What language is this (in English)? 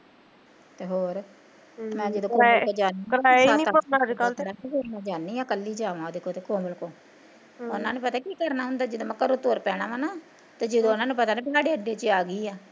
Punjabi